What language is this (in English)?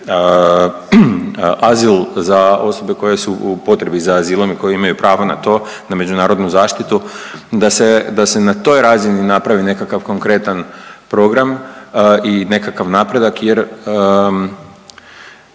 Croatian